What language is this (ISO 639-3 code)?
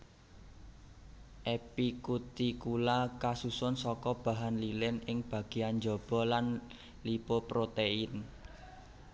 jav